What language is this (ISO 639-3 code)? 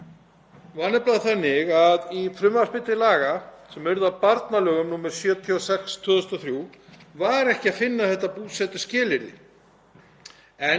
isl